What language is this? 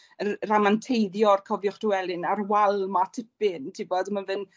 Welsh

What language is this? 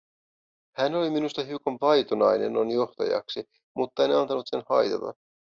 Finnish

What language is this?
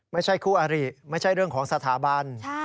Thai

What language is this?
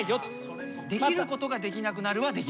Japanese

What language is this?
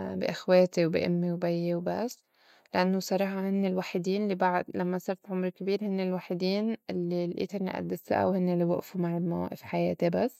North Levantine Arabic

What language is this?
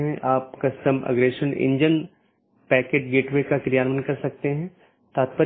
Hindi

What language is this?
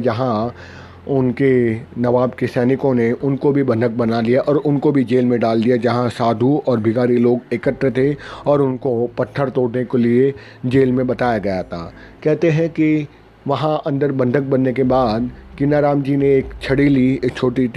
Hindi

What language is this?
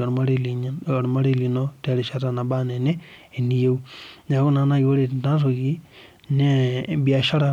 Masai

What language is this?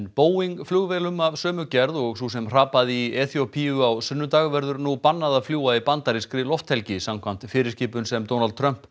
Icelandic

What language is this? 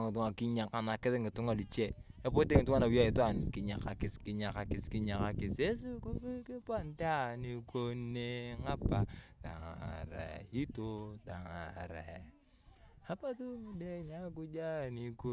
Turkana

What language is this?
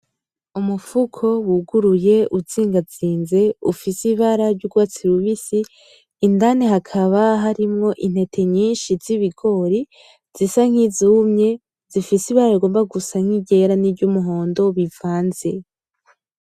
Rundi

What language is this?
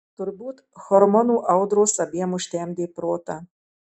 Lithuanian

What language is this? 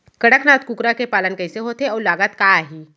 Chhattisgarhi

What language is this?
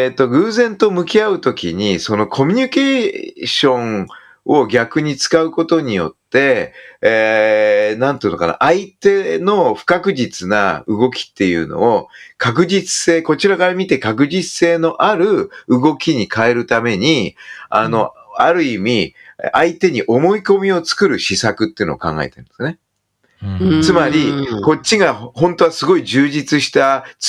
Japanese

